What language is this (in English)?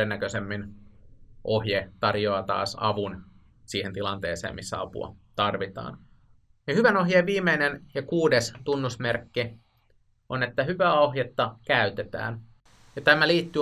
Finnish